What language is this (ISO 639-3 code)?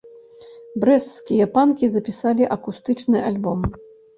bel